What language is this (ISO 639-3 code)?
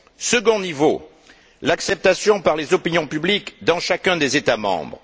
fra